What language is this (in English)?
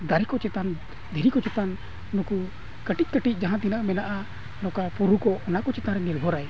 Santali